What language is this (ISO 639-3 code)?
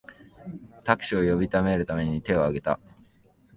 jpn